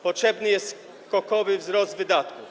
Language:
Polish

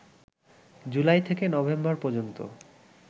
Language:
Bangla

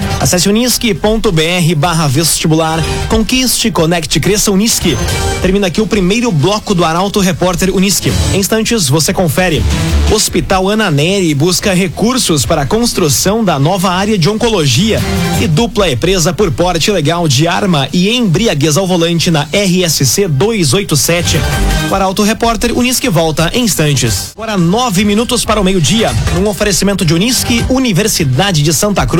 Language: Portuguese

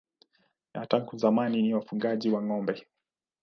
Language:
Swahili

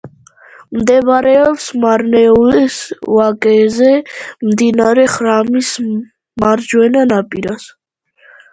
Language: Georgian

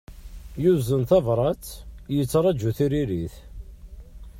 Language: Kabyle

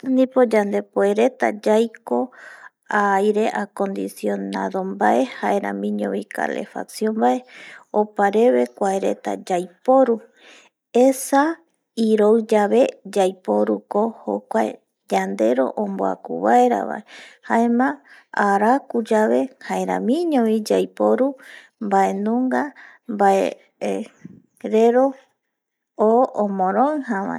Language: Eastern Bolivian Guaraní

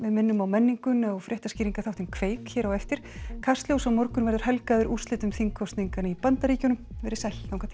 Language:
Icelandic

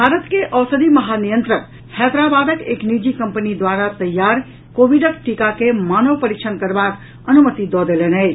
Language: Maithili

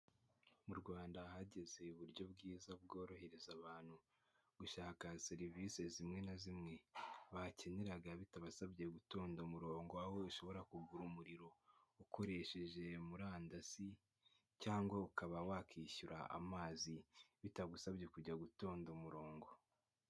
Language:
Kinyarwanda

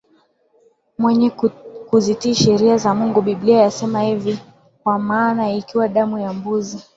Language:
Swahili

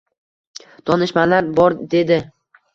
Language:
Uzbek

